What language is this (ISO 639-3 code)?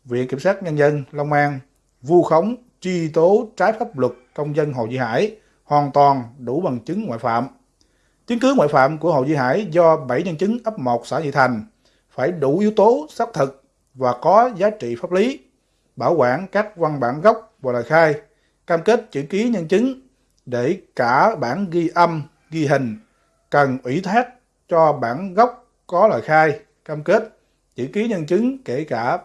vie